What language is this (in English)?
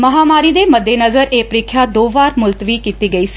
Punjabi